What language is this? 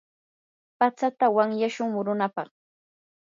Yanahuanca Pasco Quechua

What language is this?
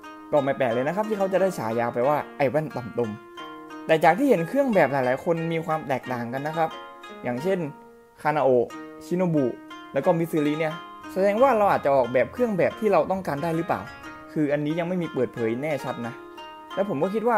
Thai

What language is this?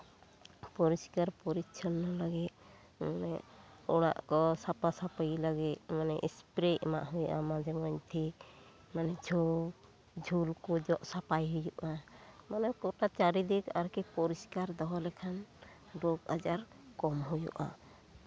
Santali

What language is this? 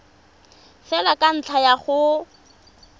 Tswana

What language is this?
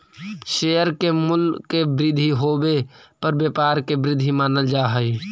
Magahi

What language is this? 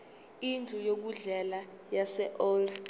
Zulu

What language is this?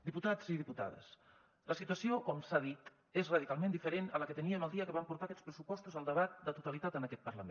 Catalan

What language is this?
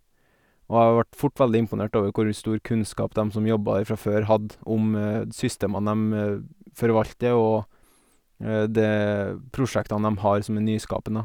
Norwegian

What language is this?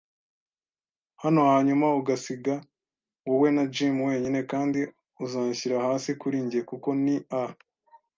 Kinyarwanda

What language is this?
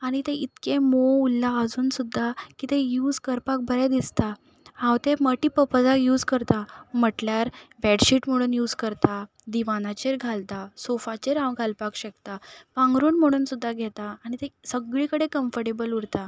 Konkani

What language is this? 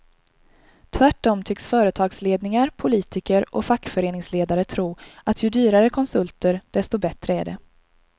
Swedish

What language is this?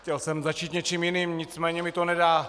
Czech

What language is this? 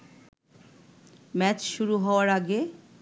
Bangla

